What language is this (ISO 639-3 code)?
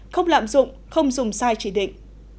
vie